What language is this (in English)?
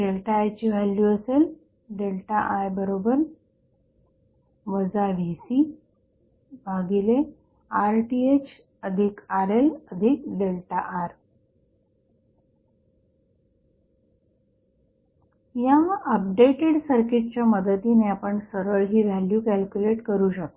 Marathi